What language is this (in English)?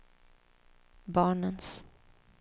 Swedish